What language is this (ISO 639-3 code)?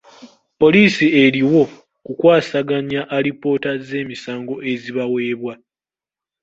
lug